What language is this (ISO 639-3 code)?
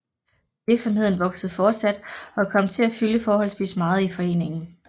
dan